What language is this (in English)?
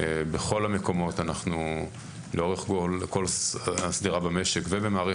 Hebrew